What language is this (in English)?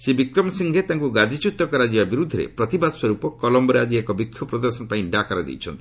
Odia